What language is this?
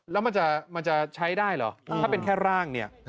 Thai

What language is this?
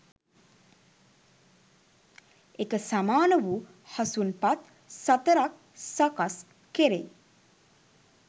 Sinhala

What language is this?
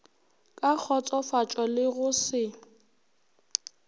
Northern Sotho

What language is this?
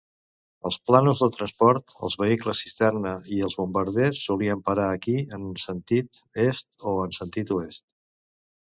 Catalan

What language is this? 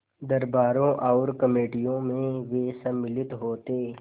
Hindi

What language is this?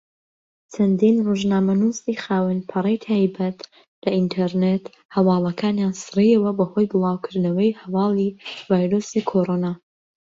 Central Kurdish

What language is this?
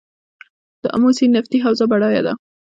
Pashto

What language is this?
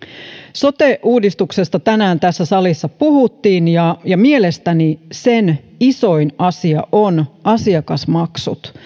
Finnish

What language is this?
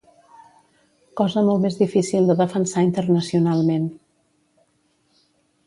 Catalan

